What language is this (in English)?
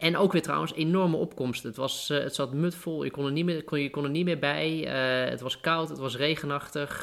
Dutch